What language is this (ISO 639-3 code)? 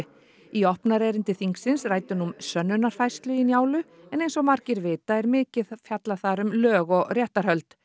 isl